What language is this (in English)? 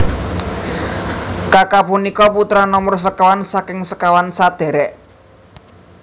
Javanese